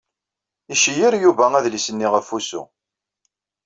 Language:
Kabyle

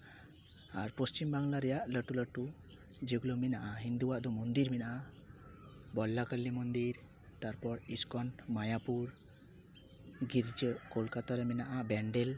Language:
Santali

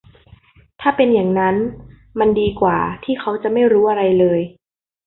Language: Thai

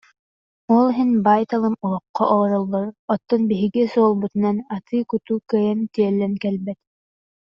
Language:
Yakut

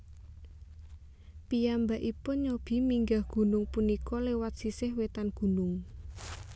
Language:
Javanese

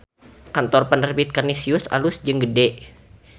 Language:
Sundanese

